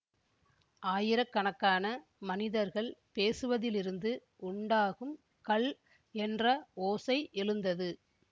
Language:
Tamil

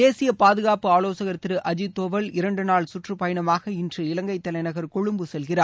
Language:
Tamil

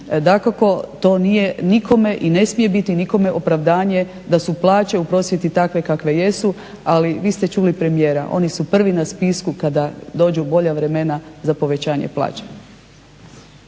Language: Croatian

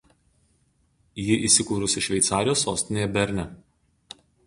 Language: Lithuanian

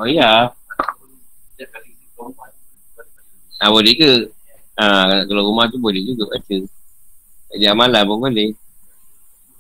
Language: Malay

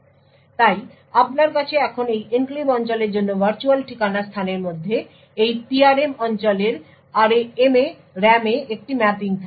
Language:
Bangla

